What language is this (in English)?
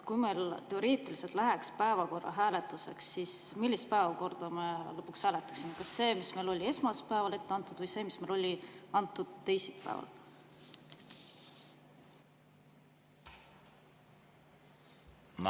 Estonian